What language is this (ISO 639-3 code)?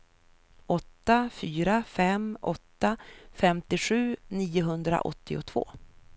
swe